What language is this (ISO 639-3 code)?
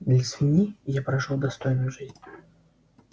rus